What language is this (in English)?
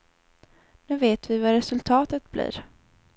Swedish